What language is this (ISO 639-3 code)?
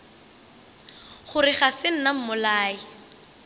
nso